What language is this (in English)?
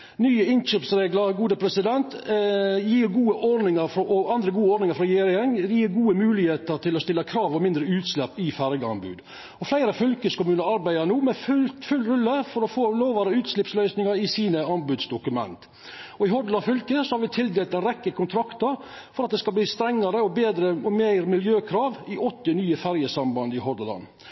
Norwegian Nynorsk